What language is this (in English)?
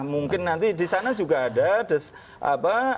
Indonesian